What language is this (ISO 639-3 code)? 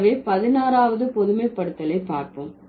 tam